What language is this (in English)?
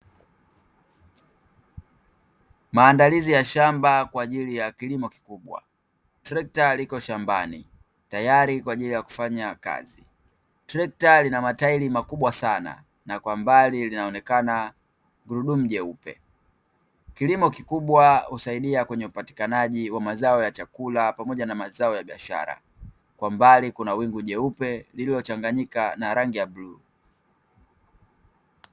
Swahili